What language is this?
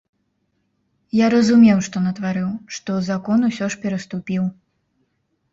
Belarusian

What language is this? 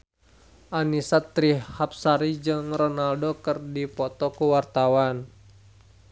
Sundanese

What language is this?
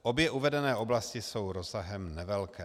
Czech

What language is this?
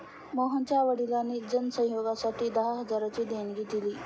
Marathi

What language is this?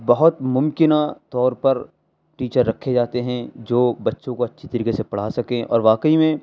Urdu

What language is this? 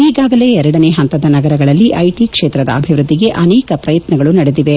Kannada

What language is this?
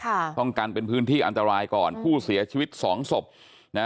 Thai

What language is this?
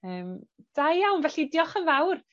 Welsh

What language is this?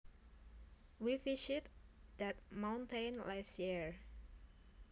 Javanese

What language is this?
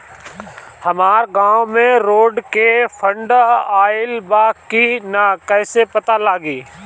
Bhojpuri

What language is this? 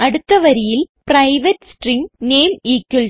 Malayalam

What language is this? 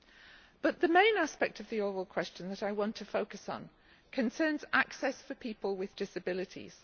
English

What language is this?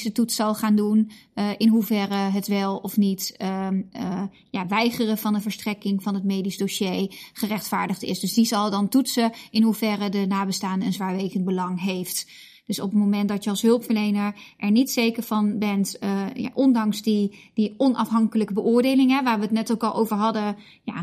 Dutch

